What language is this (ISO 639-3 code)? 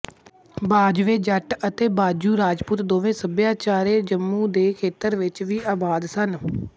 pan